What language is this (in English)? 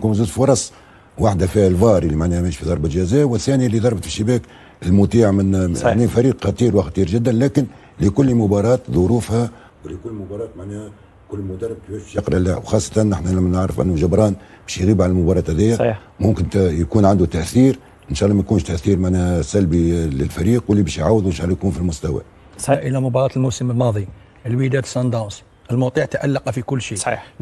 Arabic